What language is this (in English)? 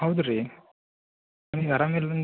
Kannada